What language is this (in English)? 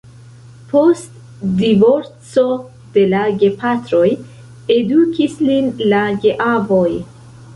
Esperanto